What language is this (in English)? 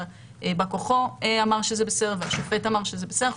Hebrew